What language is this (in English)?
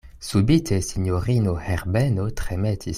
Esperanto